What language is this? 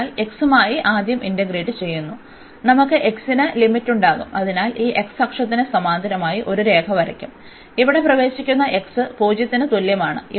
Malayalam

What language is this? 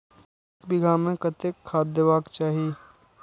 Maithili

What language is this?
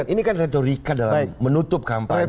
Indonesian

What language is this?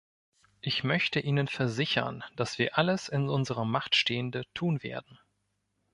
German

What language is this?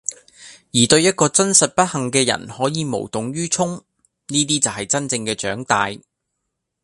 Cantonese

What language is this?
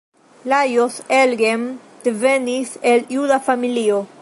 Esperanto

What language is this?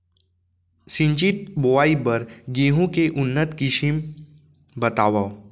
Chhattisgarhi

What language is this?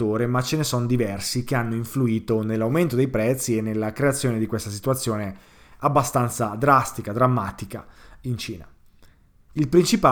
Italian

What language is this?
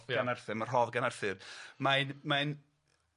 Welsh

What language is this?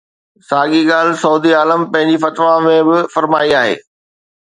Sindhi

